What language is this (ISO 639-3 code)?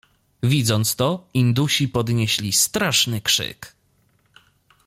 pol